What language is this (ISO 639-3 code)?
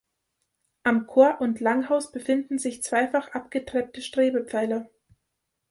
deu